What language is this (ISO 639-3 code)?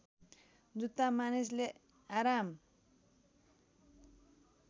nep